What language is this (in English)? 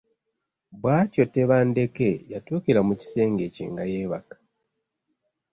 Ganda